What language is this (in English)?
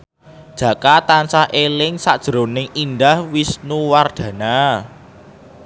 Javanese